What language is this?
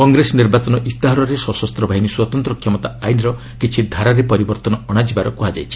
Odia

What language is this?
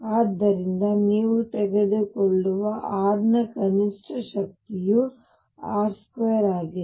Kannada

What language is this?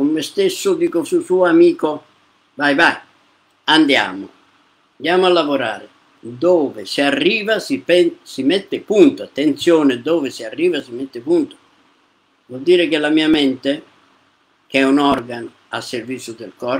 Italian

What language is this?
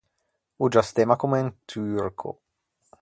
Ligurian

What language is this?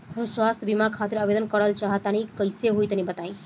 Bhojpuri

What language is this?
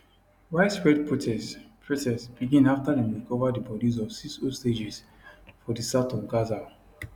Nigerian Pidgin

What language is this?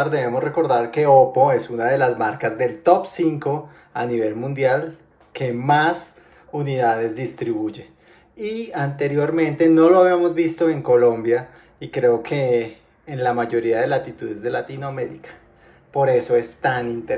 Spanish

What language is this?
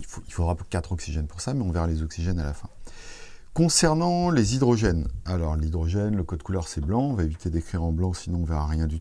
French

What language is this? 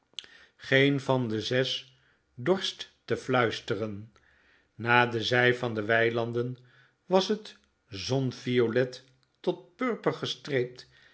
Dutch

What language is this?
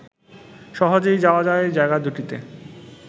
Bangla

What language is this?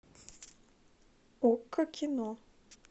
Russian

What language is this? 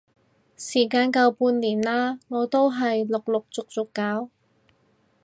Cantonese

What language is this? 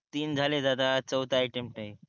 Marathi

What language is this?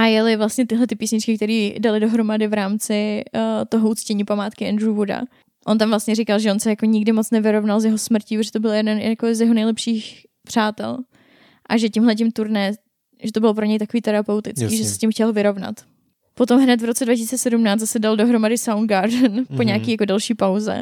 Czech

